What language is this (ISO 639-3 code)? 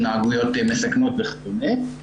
heb